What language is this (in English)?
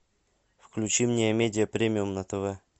Russian